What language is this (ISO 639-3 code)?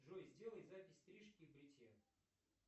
rus